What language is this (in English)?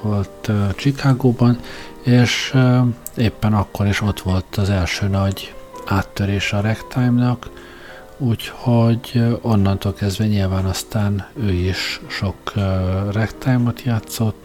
Hungarian